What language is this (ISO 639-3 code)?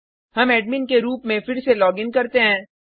hin